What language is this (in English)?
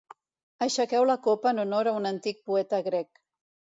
Catalan